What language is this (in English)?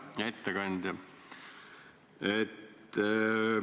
Estonian